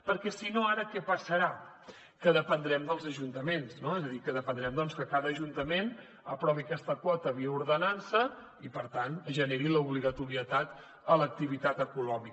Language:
Catalan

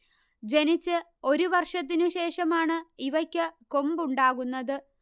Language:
Malayalam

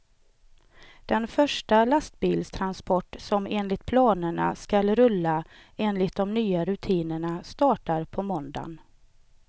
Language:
Swedish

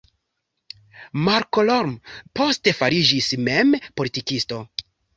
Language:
Esperanto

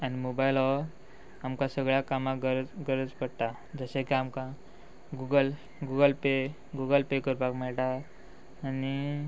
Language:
Konkani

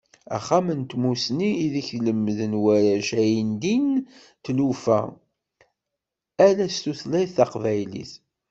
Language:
Kabyle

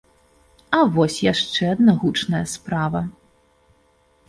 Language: Belarusian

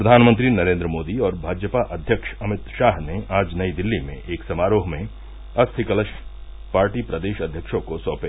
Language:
Hindi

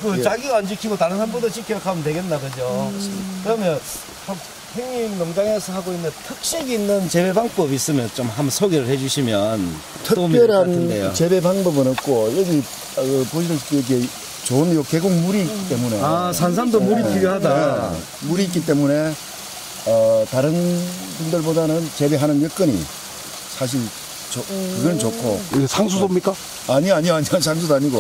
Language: Korean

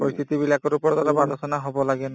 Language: Assamese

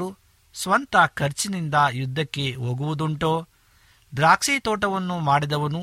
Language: Kannada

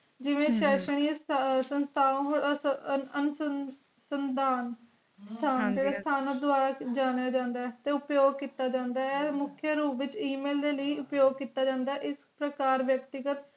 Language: Punjabi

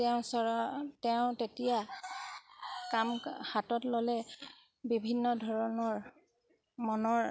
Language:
Assamese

